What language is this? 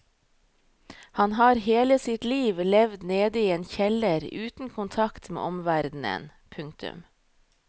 Norwegian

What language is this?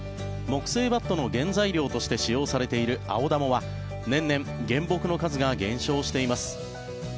Japanese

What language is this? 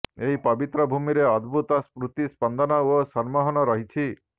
Odia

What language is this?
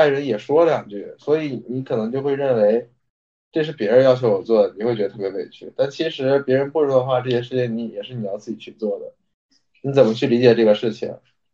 Chinese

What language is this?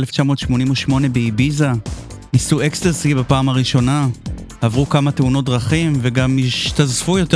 Hebrew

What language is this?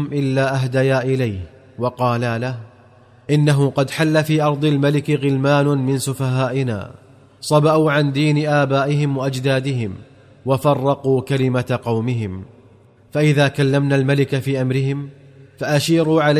Arabic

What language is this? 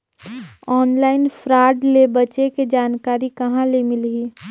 Chhattisgarhi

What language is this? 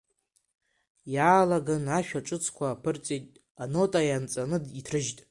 Abkhazian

